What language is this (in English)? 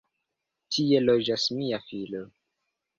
Esperanto